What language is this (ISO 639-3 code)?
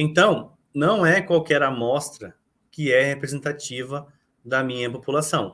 por